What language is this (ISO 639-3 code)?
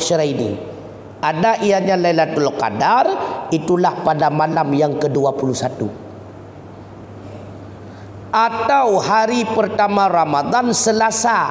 msa